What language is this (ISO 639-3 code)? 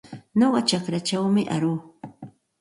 qxt